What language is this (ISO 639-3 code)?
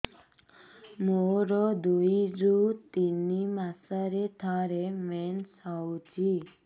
ori